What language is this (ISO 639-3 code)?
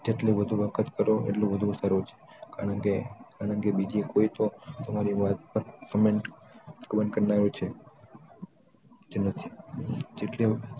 guj